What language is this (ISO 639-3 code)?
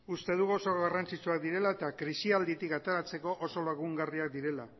eus